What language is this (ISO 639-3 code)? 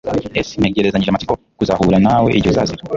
kin